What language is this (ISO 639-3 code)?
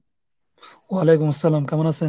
ben